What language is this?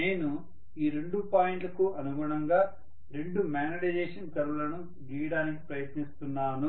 Telugu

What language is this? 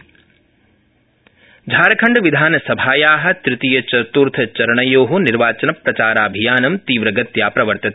Sanskrit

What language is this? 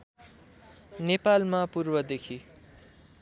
Nepali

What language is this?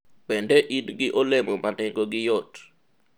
Luo (Kenya and Tanzania)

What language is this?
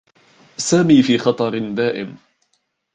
Arabic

